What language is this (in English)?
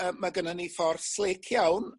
Welsh